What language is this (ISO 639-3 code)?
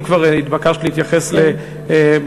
heb